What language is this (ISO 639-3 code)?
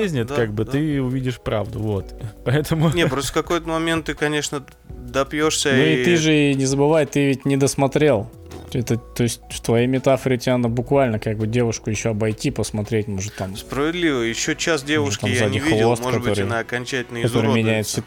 rus